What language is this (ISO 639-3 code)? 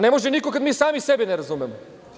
srp